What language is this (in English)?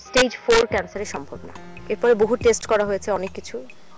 Bangla